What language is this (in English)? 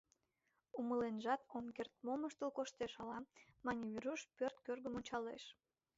Mari